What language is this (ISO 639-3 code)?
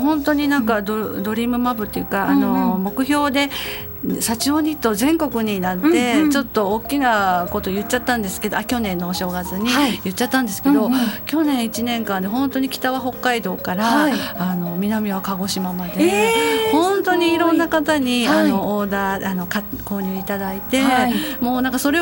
jpn